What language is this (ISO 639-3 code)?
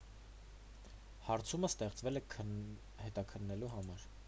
hye